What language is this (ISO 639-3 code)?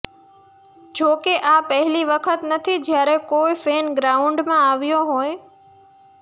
guj